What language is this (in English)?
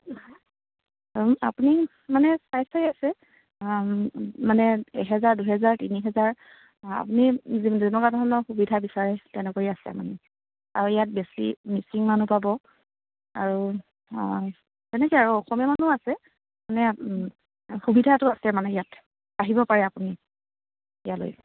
Assamese